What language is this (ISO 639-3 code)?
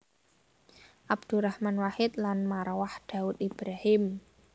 jav